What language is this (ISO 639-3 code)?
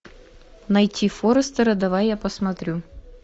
rus